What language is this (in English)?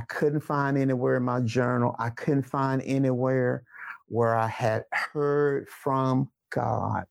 English